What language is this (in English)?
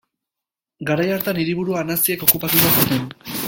Basque